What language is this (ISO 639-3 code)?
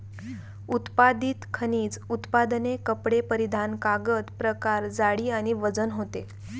mar